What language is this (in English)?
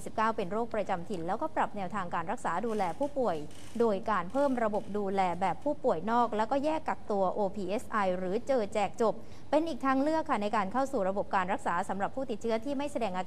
Thai